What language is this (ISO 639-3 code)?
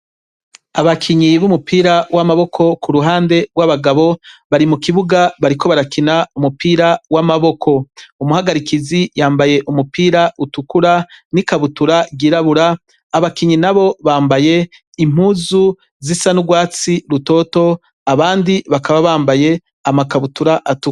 run